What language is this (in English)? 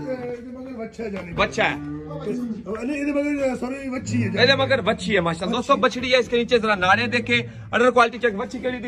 Hindi